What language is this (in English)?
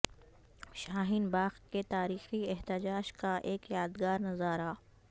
Urdu